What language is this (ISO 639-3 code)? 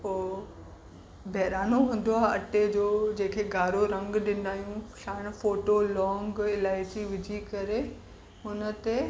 snd